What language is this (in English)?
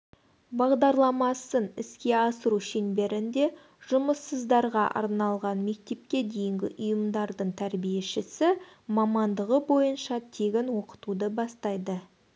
Kazakh